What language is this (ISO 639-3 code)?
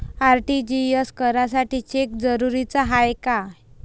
mar